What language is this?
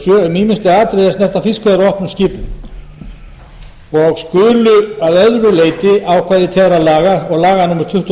Icelandic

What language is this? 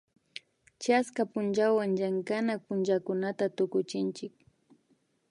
Imbabura Highland Quichua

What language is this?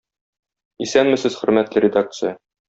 Tatar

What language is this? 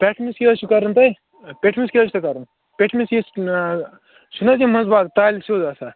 Kashmiri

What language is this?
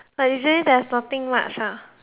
English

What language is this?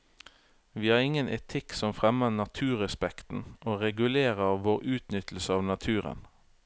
Norwegian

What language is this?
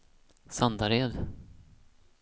Swedish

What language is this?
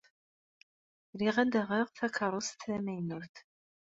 Kabyle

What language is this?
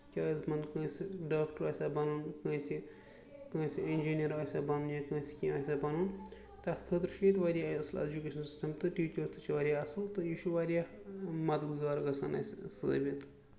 Kashmiri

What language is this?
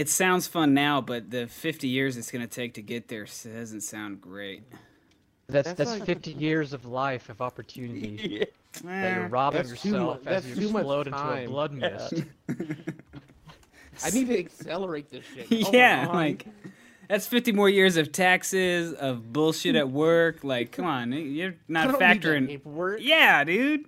English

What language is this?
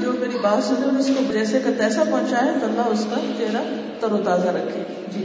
Urdu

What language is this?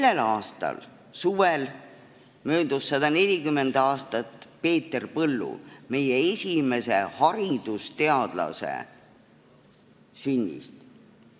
Estonian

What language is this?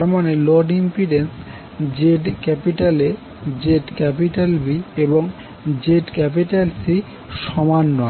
Bangla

